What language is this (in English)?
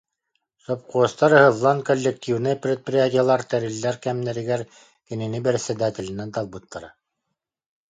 Yakut